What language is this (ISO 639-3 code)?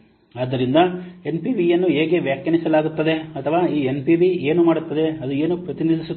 kan